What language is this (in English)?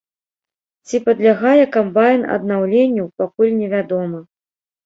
Belarusian